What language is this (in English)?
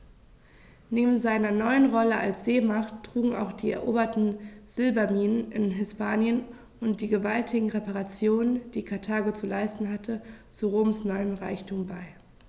German